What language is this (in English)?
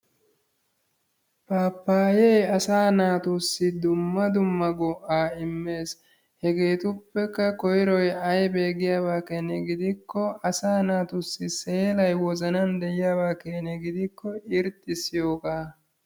Wolaytta